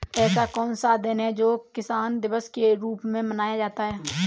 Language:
Hindi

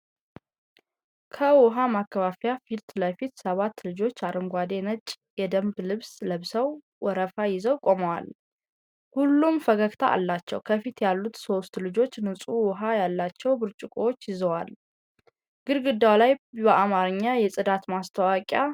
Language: Amharic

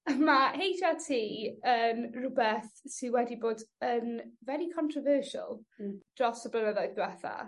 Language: Welsh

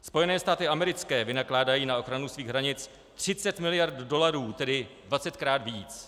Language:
Czech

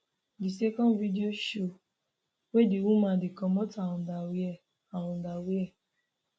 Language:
Nigerian Pidgin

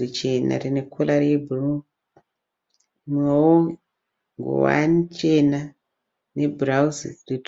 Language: Shona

